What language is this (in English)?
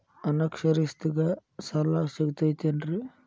Kannada